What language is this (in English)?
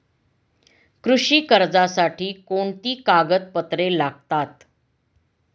Marathi